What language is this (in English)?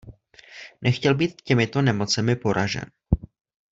Czech